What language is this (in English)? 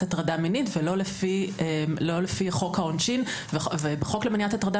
Hebrew